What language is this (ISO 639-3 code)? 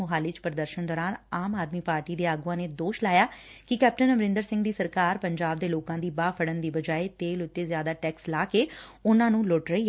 pan